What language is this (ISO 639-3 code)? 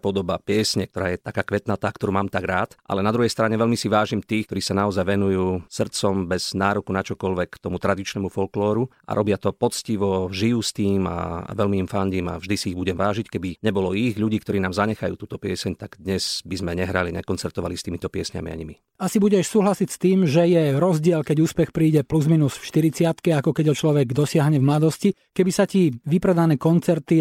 slk